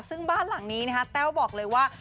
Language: Thai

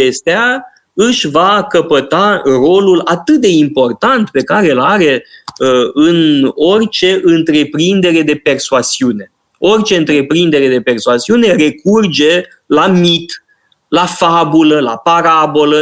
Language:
Romanian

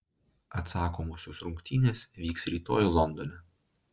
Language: Lithuanian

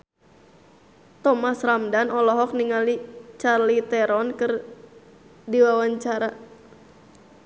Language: Sundanese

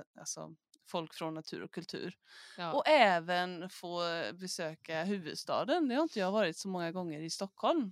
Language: Swedish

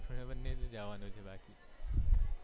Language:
Gujarati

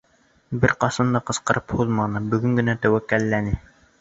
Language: Bashkir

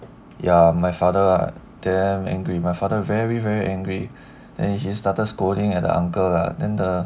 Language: English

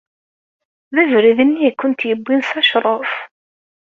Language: Kabyle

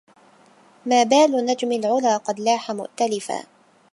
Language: Arabic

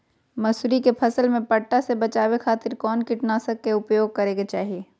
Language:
Magahi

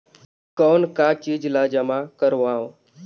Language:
Chhattisgarhi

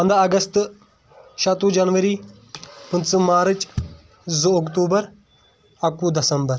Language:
Kashmiri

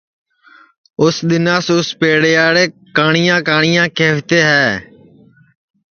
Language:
Sansi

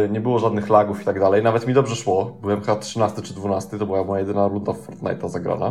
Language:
Polish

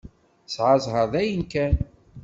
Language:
Kabyle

